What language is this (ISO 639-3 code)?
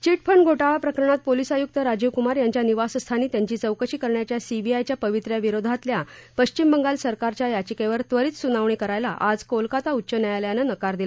mar